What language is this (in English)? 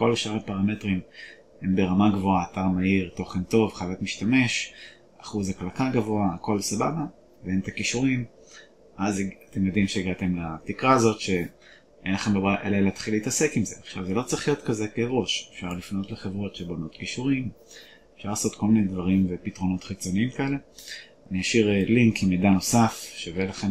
Hebrew